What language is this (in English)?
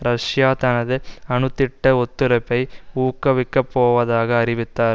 Tamil